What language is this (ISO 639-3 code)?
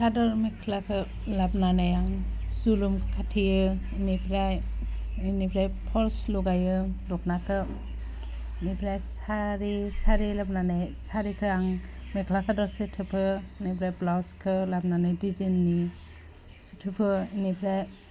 brx